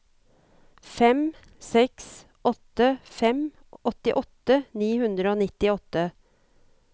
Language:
Norwegian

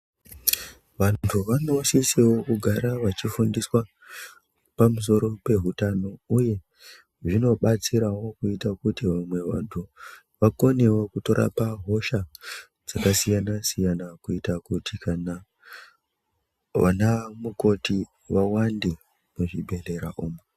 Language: Ndau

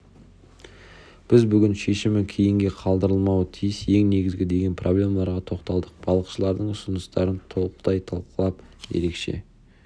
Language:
Kazakh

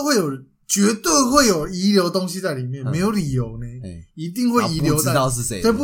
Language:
Chinese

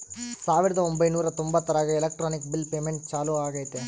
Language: Kannada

